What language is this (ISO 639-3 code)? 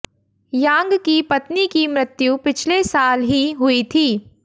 hin